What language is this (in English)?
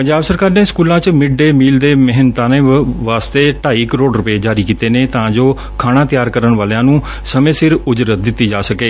Punjabi